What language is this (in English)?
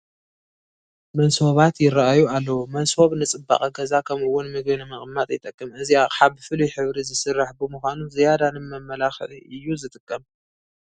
Tigrinya